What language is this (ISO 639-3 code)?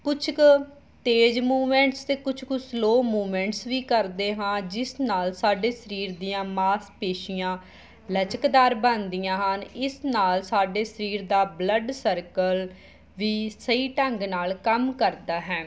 pan